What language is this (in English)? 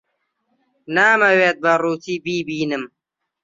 Central Kurdish